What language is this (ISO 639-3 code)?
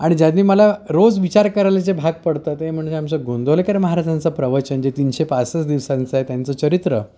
mar